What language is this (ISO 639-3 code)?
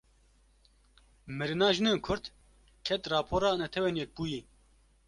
kur